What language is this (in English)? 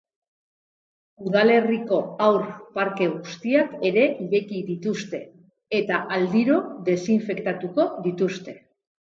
Basque